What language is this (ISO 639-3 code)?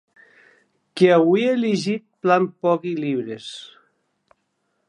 oci